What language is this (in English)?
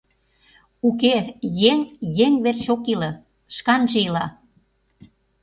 Mari